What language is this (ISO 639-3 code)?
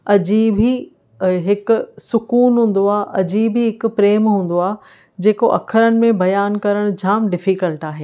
snd